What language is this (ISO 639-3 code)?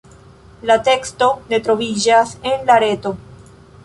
epo